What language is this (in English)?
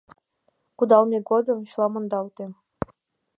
Mari